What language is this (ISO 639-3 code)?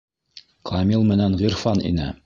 bak